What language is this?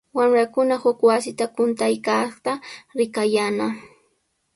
Sihuas Ancash Quechua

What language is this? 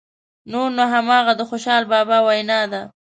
Pashto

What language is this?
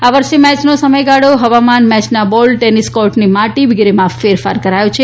Gujarati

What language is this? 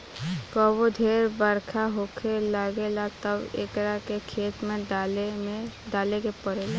Bhojpuri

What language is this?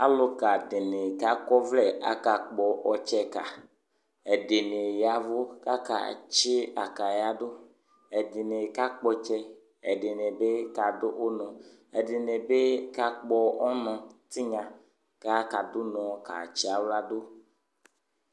Ikposo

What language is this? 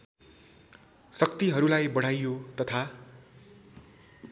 Nepali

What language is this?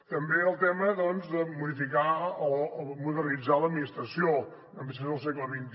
Catalan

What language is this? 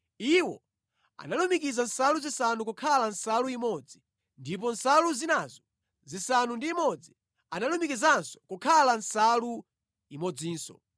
Nyanja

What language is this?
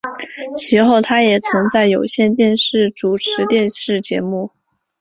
Chinese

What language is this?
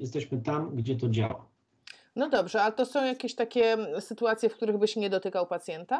Polish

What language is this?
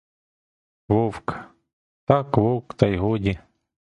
Ukrainian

